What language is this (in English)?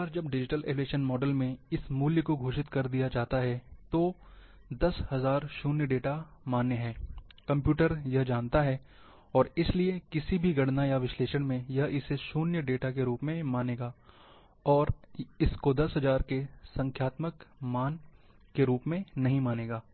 Hindi